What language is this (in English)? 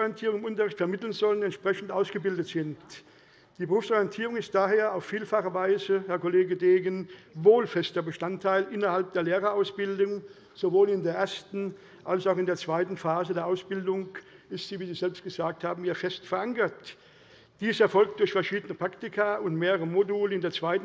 German